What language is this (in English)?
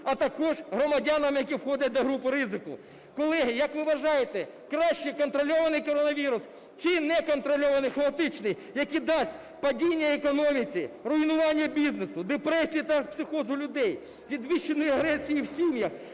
Ukrainian